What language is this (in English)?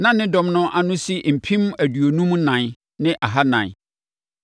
Akan